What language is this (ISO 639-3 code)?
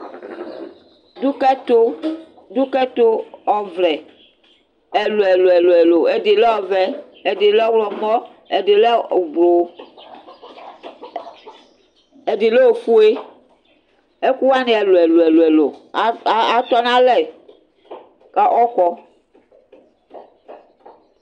kpo